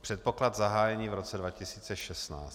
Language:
Czech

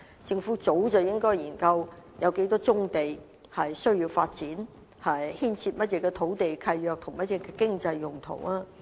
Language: Cantonese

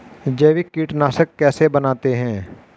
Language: Hindi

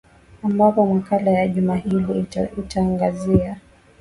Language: Swahili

